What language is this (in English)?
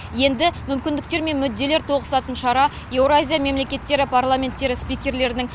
Kazakh